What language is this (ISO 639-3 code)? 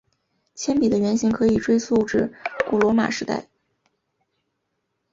zho